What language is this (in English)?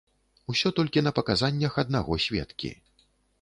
Belarusian